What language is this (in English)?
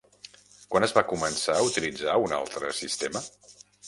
Catalan